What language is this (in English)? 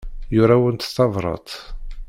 Kabyle